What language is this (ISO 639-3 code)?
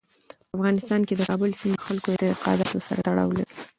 pus